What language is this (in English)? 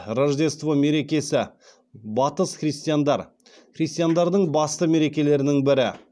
Kazakh